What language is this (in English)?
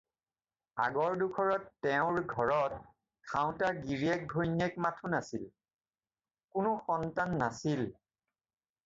Assamese